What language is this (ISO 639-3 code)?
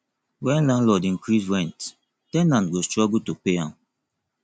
pcm